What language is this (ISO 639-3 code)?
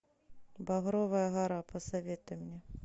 rus